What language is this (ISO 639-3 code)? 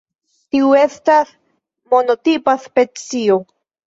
epo